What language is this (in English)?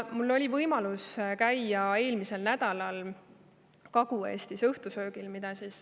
Estonian